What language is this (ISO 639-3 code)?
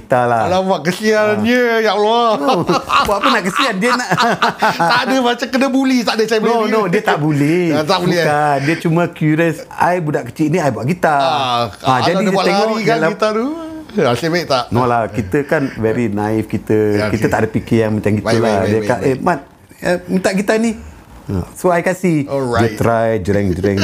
msa